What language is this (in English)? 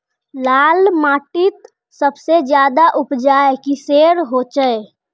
Magahi